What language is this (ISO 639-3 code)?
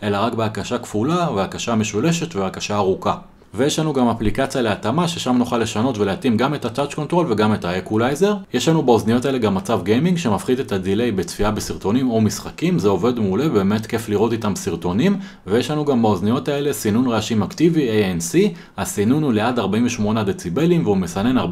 heb